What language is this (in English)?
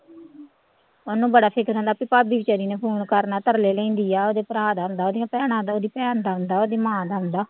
Punjabi